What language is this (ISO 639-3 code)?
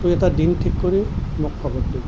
asm